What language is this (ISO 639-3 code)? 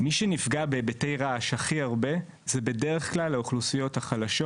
heb